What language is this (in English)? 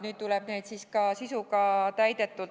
Estonian